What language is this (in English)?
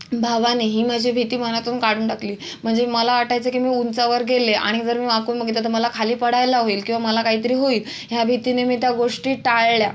Marathi